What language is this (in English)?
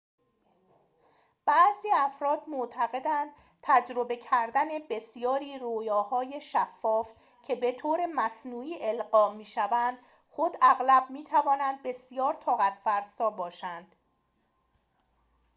Persian